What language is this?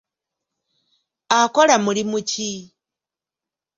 Ganda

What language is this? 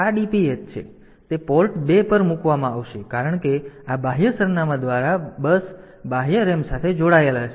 Gujarati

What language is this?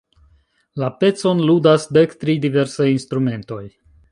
Esperanto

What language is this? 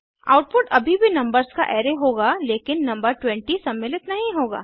Hindi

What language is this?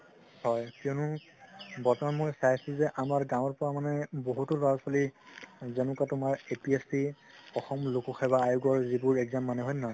Assamese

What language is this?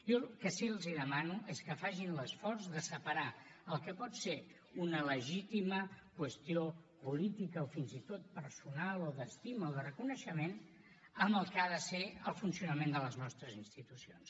Catalan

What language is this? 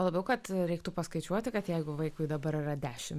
Lithuanian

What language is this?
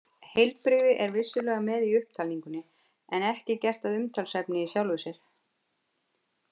Icelandic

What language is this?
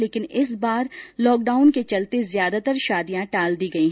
Hindi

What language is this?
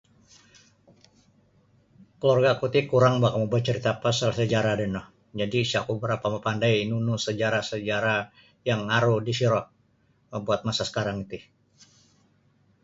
Sabah Bisaya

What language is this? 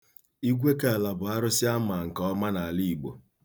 Igbo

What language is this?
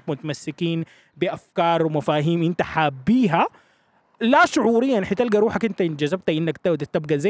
Arabic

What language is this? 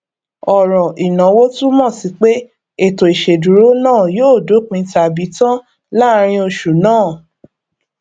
Yoruba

